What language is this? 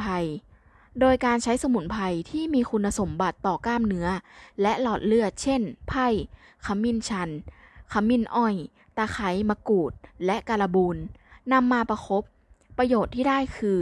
Thai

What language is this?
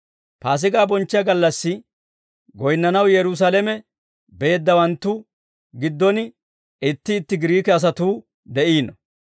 Dawro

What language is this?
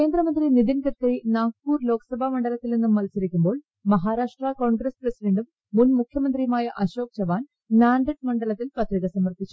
Malayalam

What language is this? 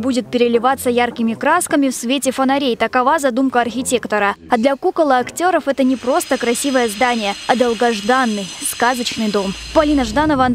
Russian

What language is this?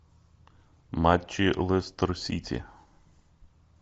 Russian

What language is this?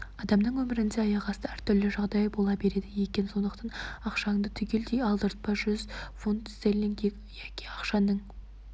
Kazakh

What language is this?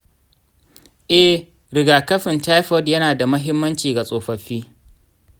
Hausa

